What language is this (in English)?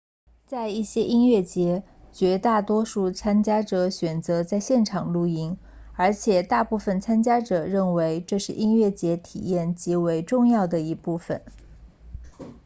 Chinese